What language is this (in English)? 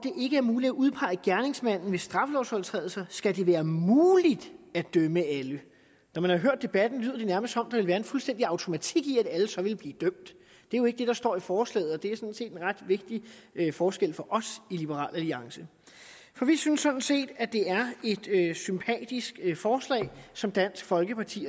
Danish